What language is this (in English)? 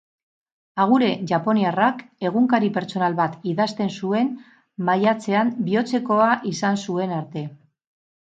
Basque